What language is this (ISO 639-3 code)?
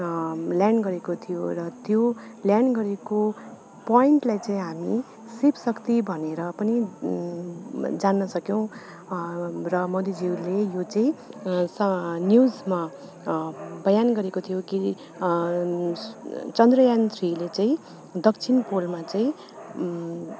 nep